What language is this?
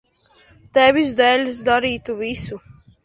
Latvian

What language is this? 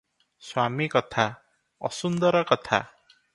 Odia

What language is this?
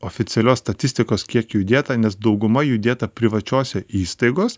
Lithuanian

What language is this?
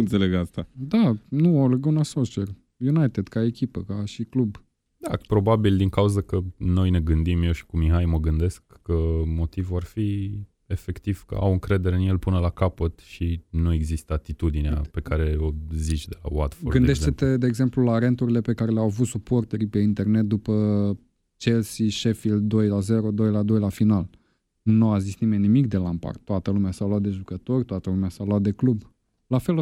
Romanian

